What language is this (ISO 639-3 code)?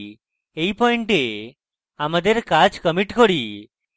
ben